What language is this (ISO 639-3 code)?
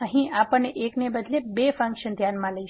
guj